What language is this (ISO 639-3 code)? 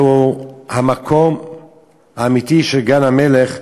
heb